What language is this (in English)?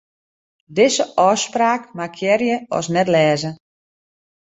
Western Frisian